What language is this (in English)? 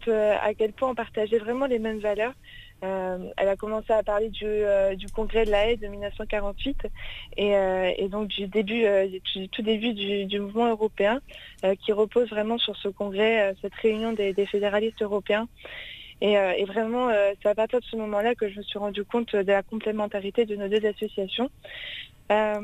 French